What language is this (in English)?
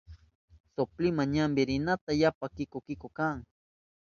Southern Pastaza Quechua